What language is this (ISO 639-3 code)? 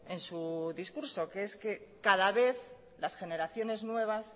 spa